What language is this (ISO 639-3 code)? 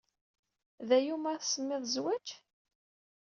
kab